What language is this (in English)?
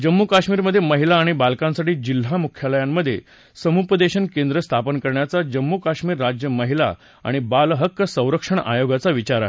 Marathi